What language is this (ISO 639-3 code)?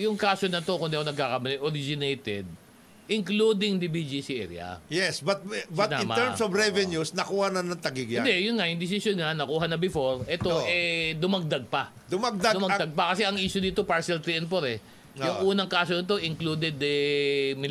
fil